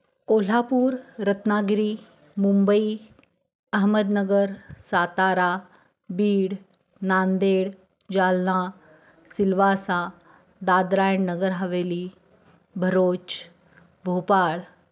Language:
Marathi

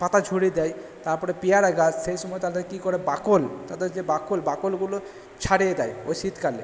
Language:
Bangla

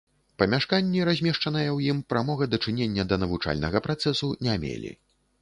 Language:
Belarusian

